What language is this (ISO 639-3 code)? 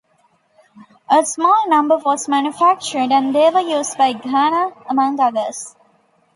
eng